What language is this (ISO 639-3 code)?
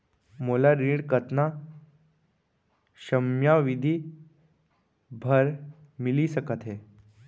hne